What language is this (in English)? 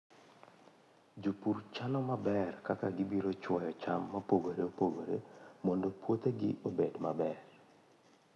Luo (Kenya and Tanzania)